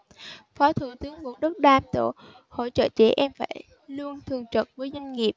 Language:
Vietnamese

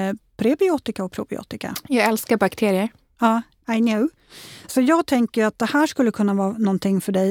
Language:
Swedish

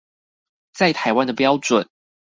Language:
Chinese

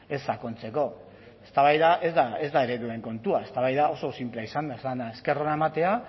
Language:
Basque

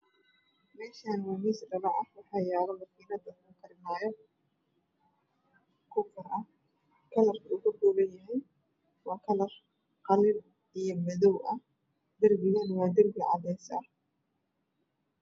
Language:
Somali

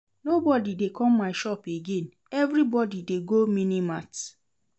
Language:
Nigerian Pidgin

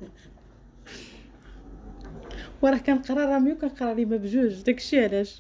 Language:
Arabic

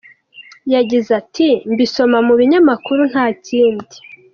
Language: Kinyarwanda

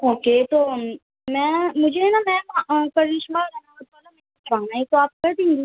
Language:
Urdu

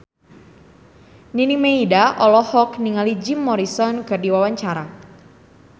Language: Sundanese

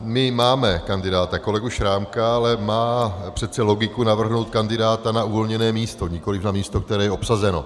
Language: Czech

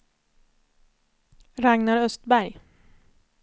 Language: Swedish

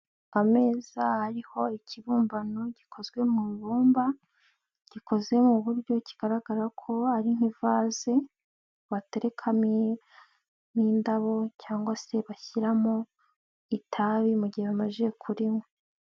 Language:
Kinyarwanda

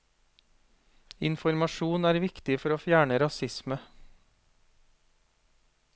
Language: Norwegian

